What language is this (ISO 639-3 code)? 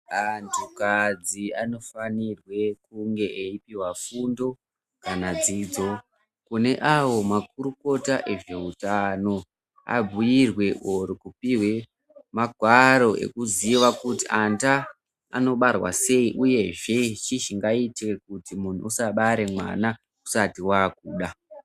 ndc